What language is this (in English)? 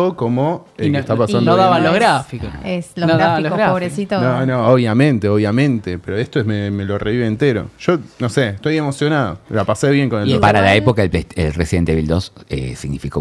Spanish